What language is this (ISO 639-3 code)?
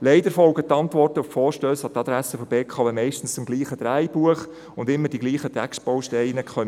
gsw